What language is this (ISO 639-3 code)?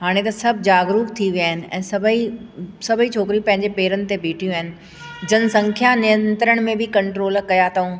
snd